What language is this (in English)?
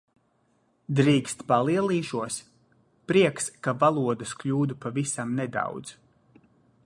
Latvian